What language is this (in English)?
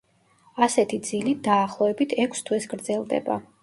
Georgian